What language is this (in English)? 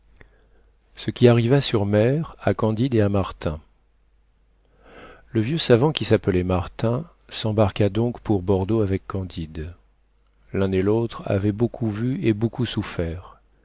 French